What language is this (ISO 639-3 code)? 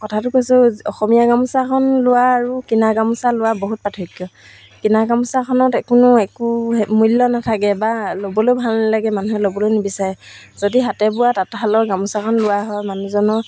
asm